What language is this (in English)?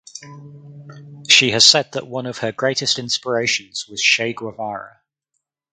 English